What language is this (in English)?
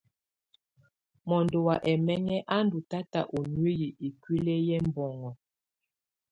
Tunen